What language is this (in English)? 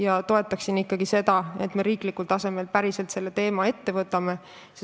Estonian